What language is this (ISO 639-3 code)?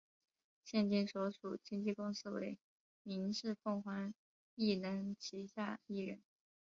zho